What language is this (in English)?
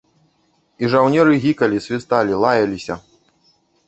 Belarusian